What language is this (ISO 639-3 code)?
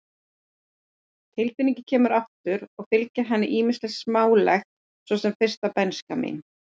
isl